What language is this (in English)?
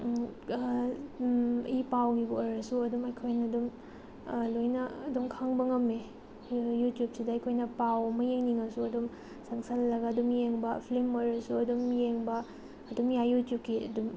Manipuri